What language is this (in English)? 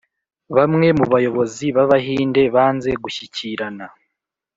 Kinyarwanda